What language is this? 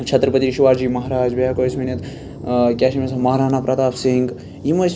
Kashmiri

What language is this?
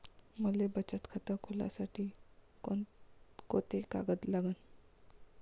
Marathi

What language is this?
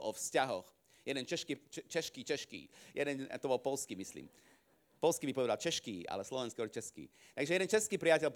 Slovak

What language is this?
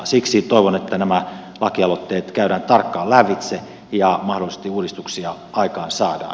Finnish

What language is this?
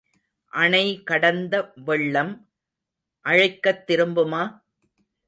Tamil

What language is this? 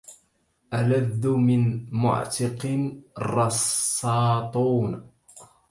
Arabic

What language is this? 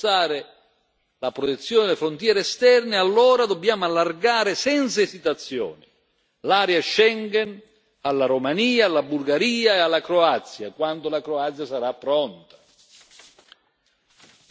Italian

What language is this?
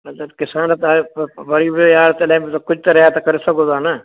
Sindhi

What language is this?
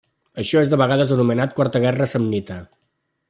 Catalan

